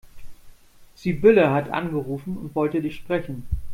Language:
German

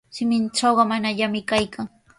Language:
Sihuas Ancash Quechua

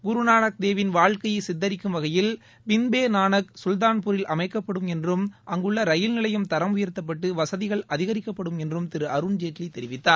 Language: Tamil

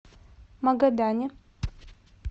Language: Russian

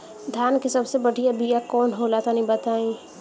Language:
Bhojpuri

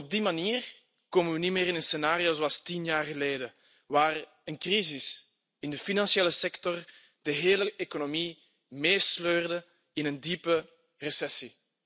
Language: Dutch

